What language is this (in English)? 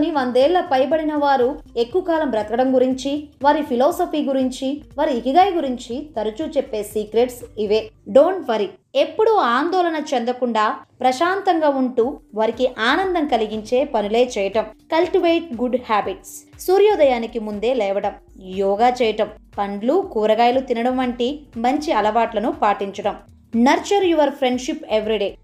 Telugu